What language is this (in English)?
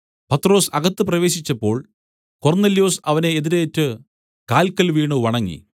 Malayalam